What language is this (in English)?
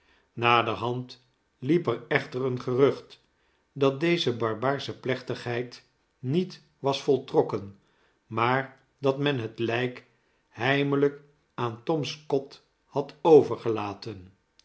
Dutch